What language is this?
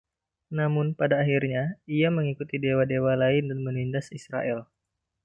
Indonesian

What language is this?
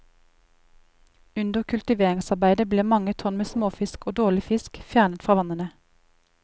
Norwegian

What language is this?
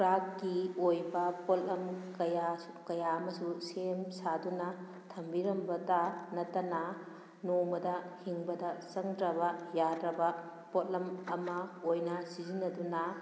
Manipuri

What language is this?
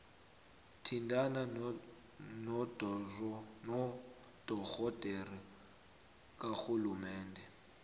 South Ndebele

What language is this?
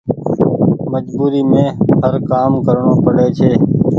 Goaria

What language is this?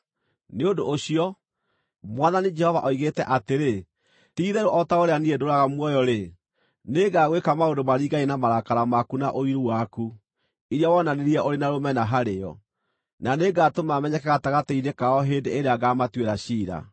Kikuyu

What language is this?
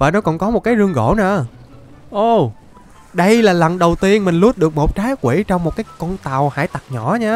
Vietnamese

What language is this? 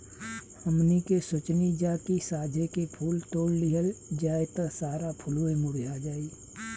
Bhojpuri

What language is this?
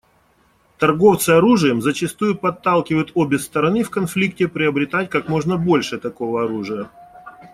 Russian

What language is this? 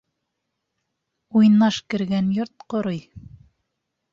Bashkir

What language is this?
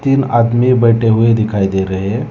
Hindi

